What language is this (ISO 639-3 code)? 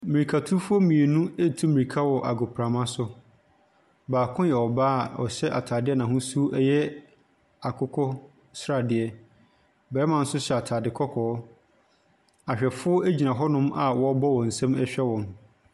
aka